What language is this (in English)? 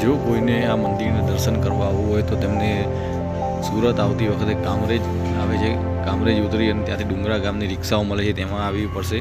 Gujarati